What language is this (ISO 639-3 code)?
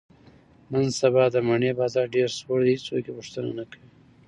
pus